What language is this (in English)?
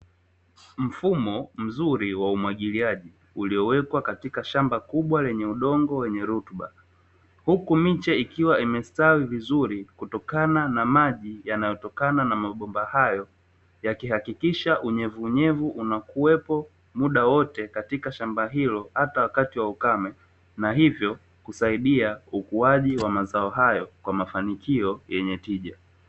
Swahili